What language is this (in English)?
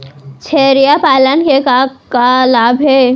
Chhattisgarhi